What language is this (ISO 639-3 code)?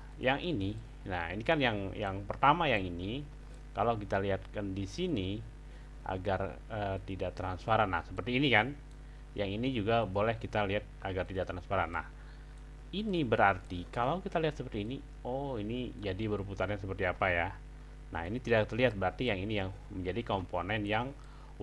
ind